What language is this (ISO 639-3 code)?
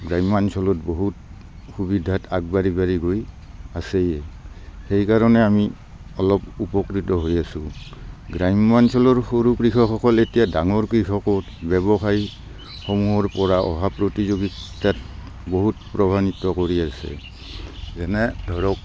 asm